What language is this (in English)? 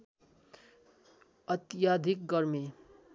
Nepali